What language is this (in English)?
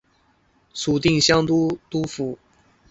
Chinese